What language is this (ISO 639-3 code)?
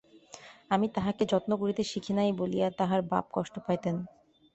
ben